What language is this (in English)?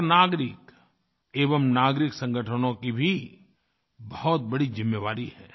Hindi